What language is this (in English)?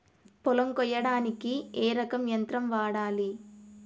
Telugu